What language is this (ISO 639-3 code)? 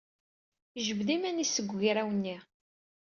kab